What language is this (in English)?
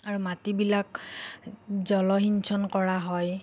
Assamese